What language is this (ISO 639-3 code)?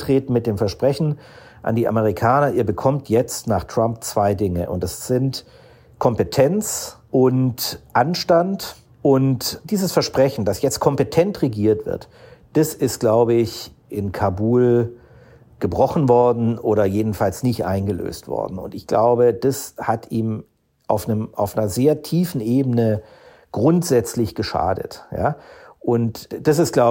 deu